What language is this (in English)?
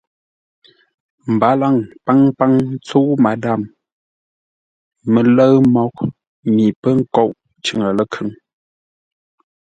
Ngombale